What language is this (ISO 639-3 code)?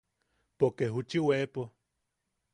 yaq